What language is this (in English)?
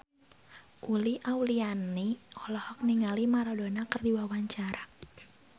Sundanese